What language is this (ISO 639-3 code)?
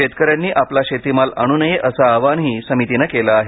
mar